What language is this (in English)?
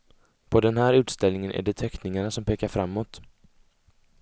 Swedish